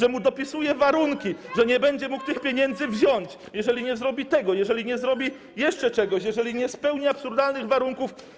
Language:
Polish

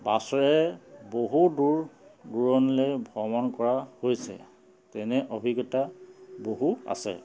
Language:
Assamese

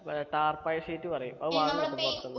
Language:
Malayalam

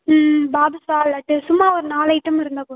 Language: Tamil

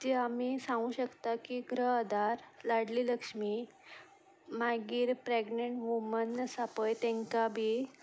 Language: Konkani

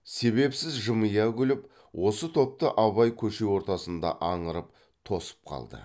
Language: Kazakh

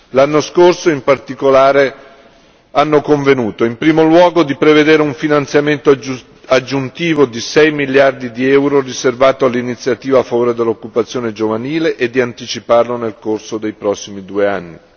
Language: Italian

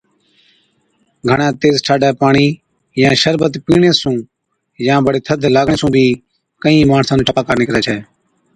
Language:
Od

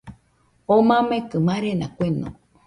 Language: Nüpode Huitoto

